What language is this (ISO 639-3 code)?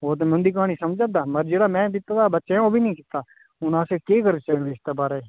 doi